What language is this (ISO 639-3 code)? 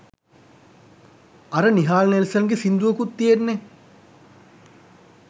sin